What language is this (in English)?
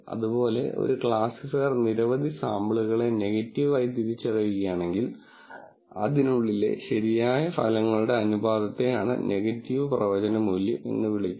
Malayalam